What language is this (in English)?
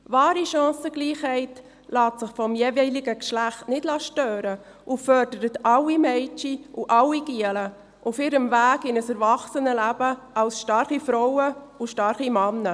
Swiss German